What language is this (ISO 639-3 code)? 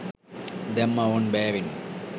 sin